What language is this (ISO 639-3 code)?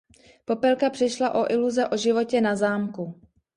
ces